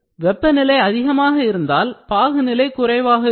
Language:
Tamil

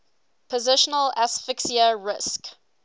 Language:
English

